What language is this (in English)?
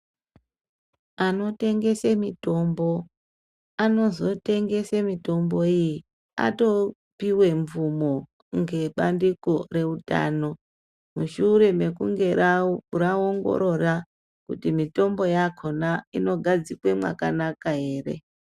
Ndau